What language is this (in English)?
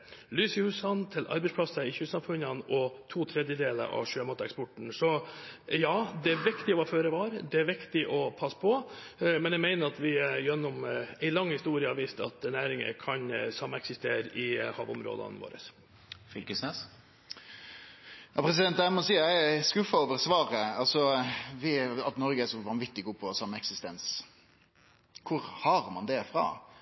Norwegian